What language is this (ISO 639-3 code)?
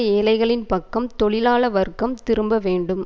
tam